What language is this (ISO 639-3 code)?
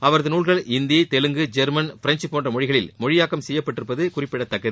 tam